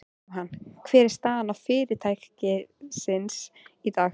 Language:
Icelandic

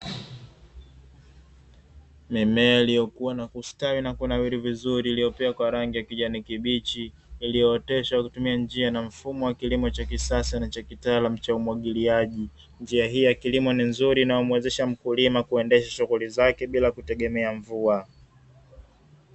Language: Swahili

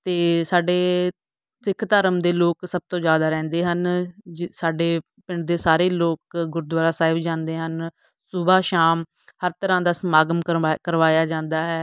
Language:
Punjabi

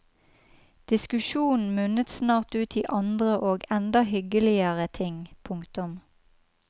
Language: Norwegian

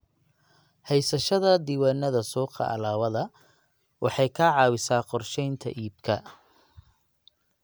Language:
Somali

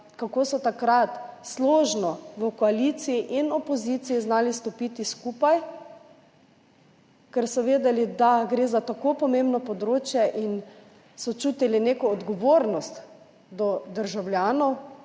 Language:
Slovenian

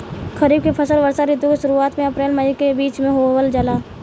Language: Bhojpuri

